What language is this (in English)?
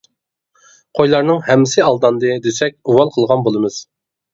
Uyghur